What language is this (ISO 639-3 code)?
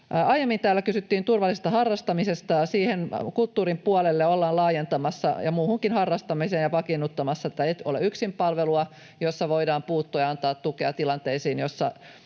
fin